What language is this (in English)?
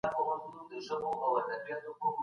Pashto